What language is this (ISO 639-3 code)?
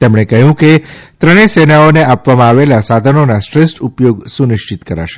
guj